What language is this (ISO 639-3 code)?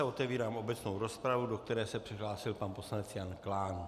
ces